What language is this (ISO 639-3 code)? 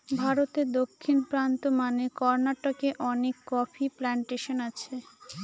ben